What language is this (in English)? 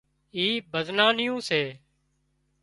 Wadiyara Koli